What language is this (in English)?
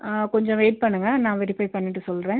Tamil